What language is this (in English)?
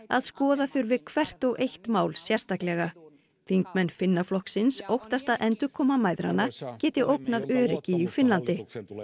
Icelandic